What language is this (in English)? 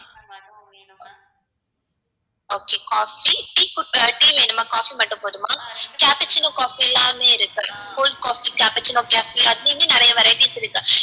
Tamil